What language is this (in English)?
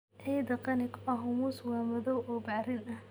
Somali